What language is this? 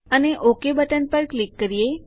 Gujarati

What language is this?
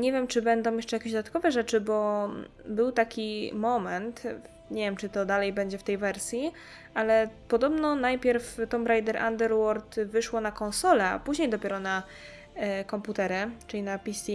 Polish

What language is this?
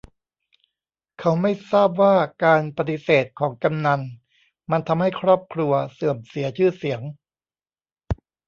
Thai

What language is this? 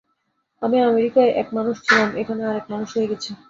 Bangla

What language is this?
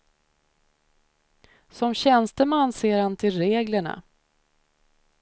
Swedish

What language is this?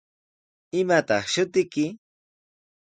Sihuas Ancash Quechua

